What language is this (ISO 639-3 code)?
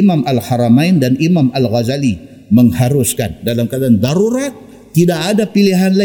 msa